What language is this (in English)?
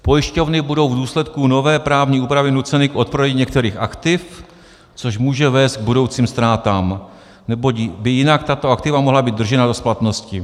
Czech